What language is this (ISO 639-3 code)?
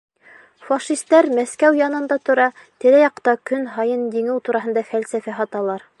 bak